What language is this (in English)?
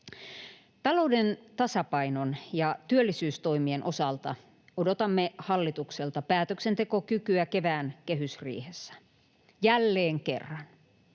Finnish